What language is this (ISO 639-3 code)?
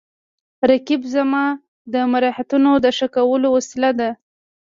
pus